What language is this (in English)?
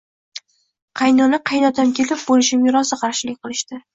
Uzbek